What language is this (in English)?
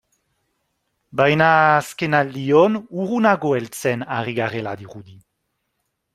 Basque